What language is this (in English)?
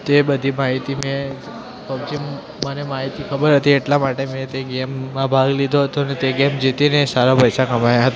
Gujarati